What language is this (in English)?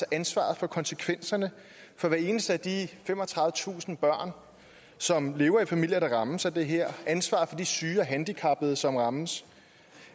Danish